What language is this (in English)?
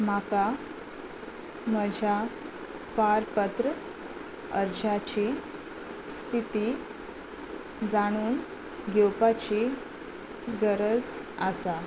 Konkani